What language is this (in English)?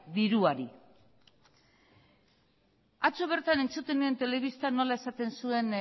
Basque